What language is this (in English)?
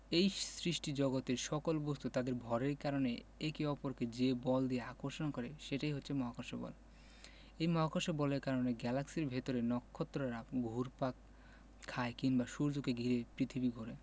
Bangla